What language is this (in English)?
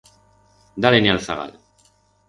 Aragonese